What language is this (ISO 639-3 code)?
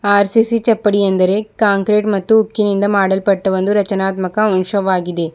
kan